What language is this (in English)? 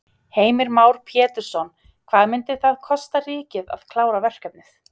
Icelandic